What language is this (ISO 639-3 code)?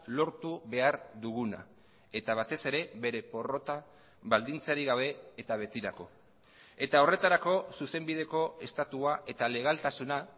eus